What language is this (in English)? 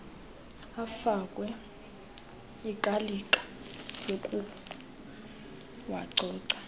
Xhosa